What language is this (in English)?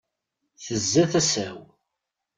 Kabyle